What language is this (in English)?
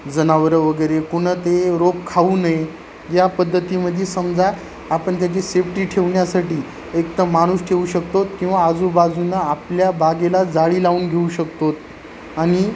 Marathi